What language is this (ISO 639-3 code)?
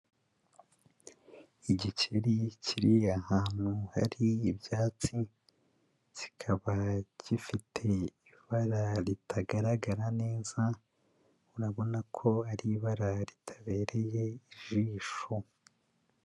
kin